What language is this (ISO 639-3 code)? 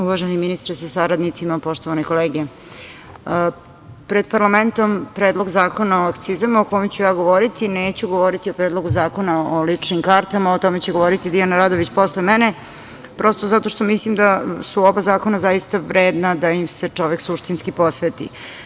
srp